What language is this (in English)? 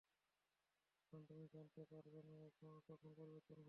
Bangla